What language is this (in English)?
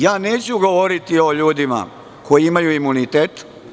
Serbian